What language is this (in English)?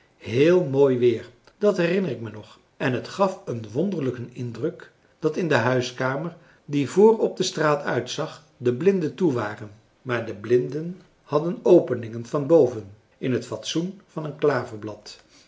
Dutch